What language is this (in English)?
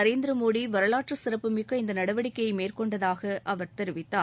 Tamil